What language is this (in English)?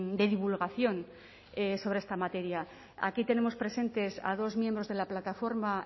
Spanish